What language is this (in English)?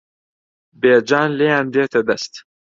Central Kurdish